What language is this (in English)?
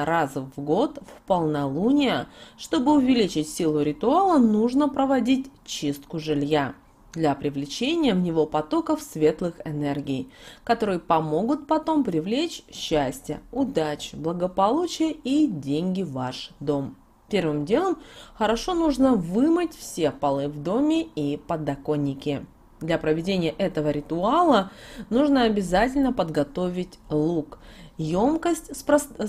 Russian